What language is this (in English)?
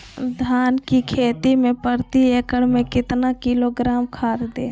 Magahi